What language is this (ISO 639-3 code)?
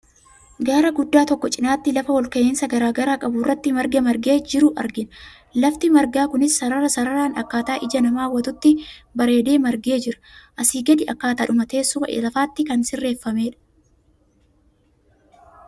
orm